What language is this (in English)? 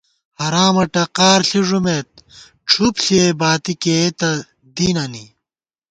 Gawar-Bati